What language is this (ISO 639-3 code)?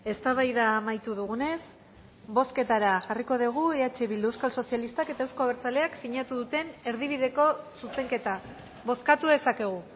eus